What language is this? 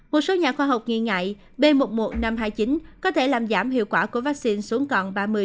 Vietnamese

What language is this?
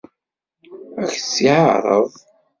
Kabyle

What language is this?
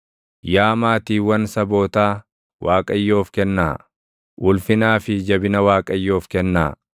Oromo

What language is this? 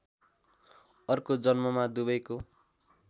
Nepali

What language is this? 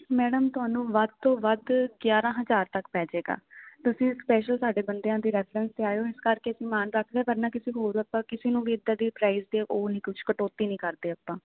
Punjabi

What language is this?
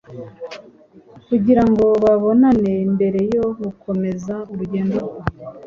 Kinyarwanda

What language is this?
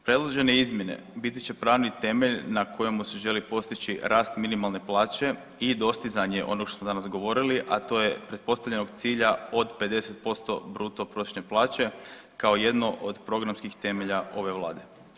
Croatian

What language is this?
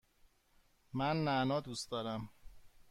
Persian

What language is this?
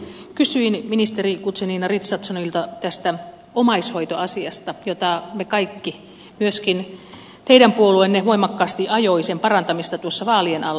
Finnish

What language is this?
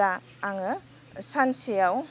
Bodo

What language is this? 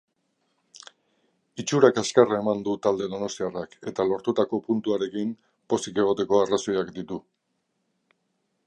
Basque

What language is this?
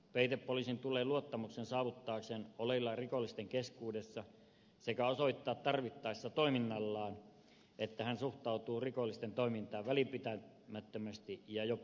Finnish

